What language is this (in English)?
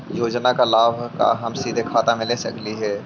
Magahi